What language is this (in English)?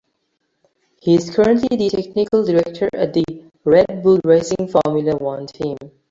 English